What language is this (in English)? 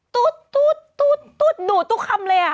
Thai